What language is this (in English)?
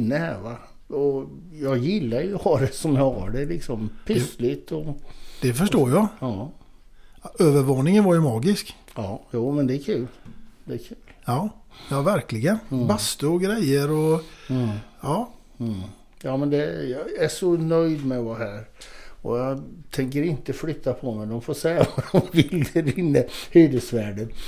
Swedish